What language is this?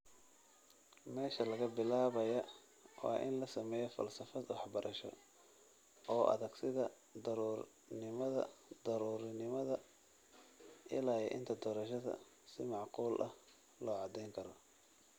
Somali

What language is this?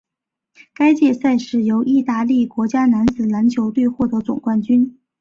Chinese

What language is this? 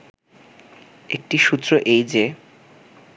Bangla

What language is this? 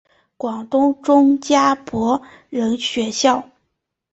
Chinese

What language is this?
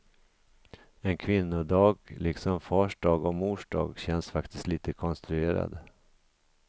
Swedish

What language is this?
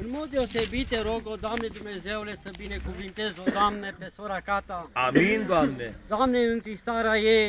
Romanian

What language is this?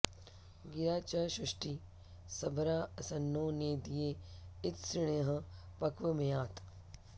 Sanskrit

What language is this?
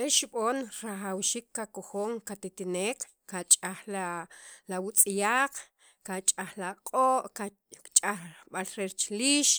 Sacapulteco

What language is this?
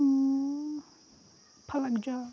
Kashmiri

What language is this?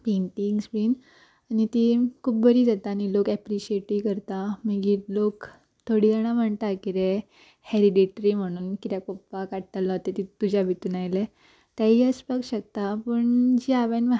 Konkani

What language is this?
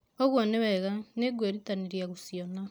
Kikuyu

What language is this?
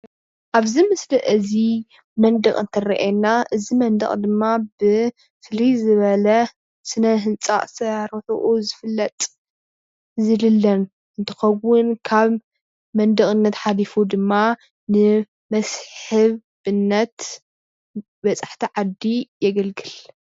Tigrinya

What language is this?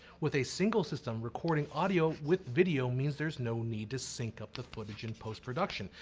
English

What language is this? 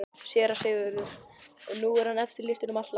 Icelandic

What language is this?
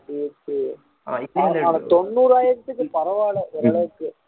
Tamil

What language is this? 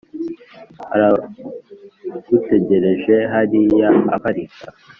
Kinyarwanda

